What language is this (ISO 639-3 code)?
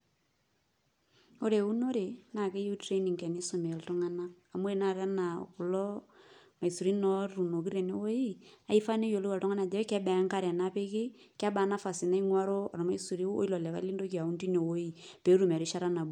mas